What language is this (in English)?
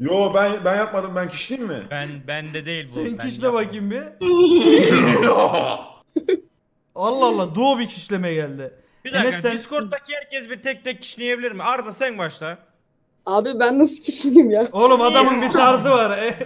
Turkish